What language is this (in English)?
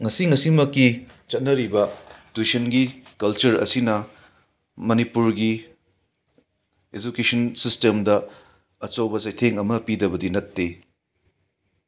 Manipuri